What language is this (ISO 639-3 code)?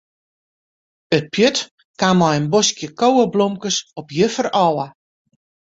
fry